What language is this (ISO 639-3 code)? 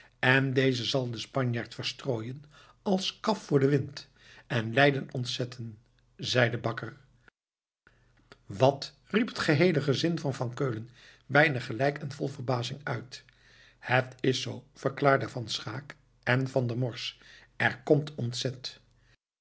nld